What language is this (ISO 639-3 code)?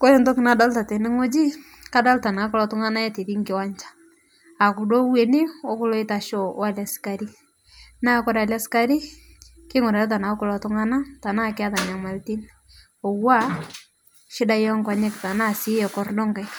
mas